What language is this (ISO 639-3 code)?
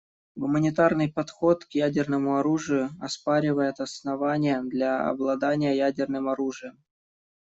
rus